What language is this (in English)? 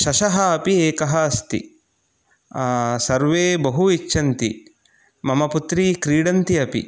Sanskrit